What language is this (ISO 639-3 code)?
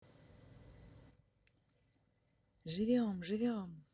rus